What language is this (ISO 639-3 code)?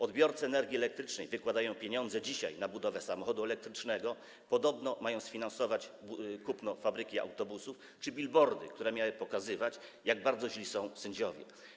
pol